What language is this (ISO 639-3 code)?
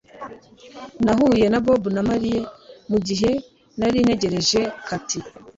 kin